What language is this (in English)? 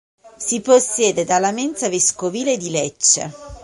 Italian